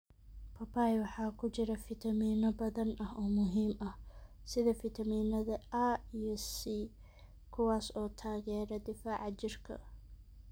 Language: Somali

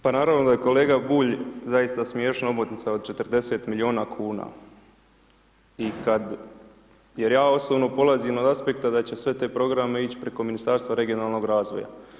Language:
Croatian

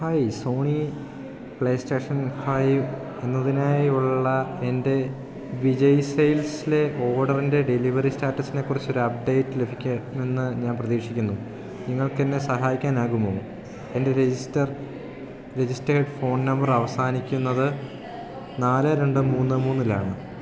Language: Malayalam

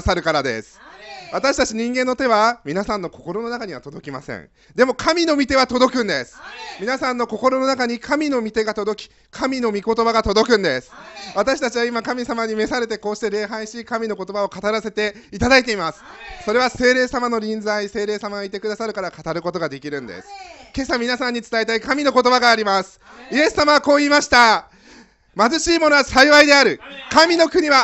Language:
Japanese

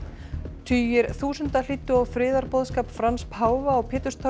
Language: Icelandic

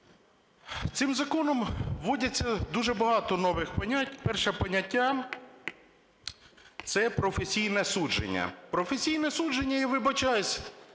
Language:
Ukrainian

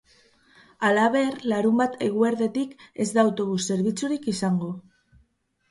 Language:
Basque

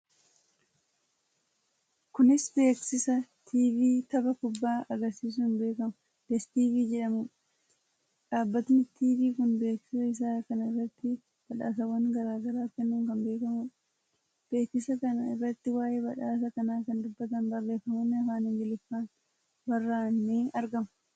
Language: Oromo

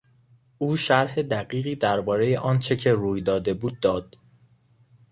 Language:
Persian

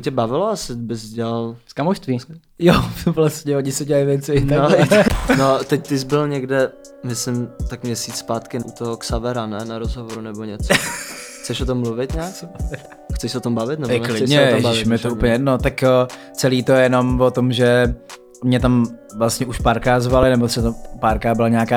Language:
Czech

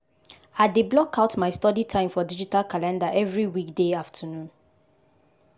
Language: Nigerian Pidgin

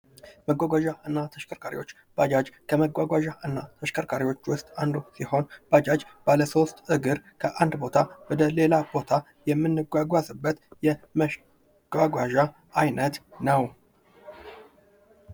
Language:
Amharic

